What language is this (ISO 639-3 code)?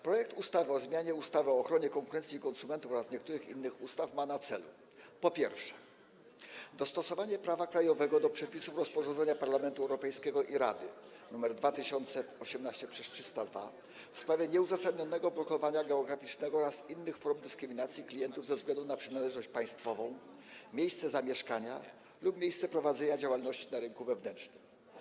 pol